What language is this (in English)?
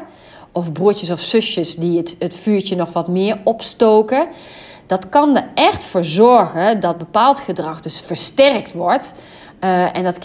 Dutch